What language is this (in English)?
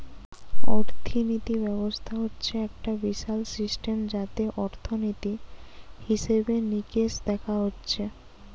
Bangla